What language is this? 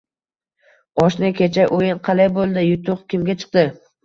Uzbek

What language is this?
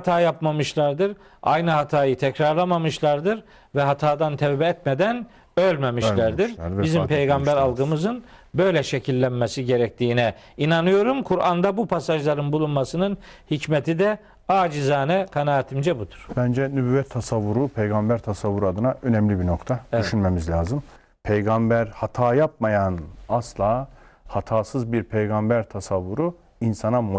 Turkish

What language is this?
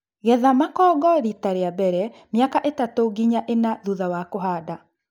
Kikuyu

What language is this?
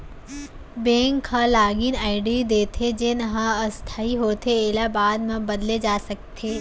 Chhattisgarhi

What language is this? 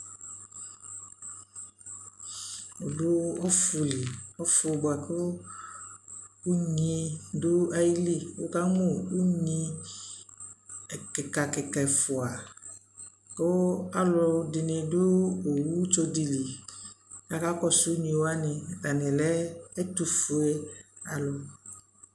Ikposo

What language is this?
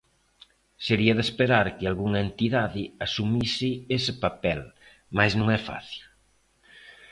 Galician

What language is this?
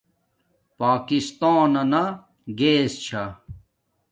Domaaki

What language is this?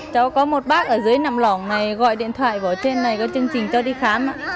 Vietnamese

